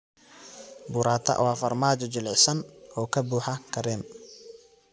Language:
Somali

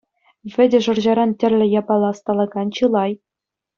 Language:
Chuvash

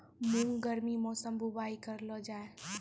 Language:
Maithili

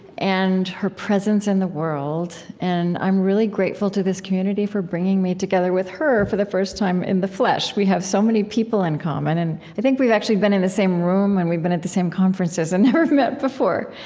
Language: English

